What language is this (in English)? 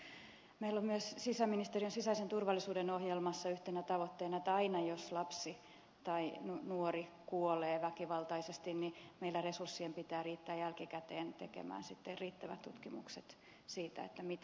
Finnish